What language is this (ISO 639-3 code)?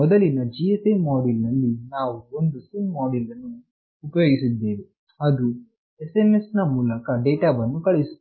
kan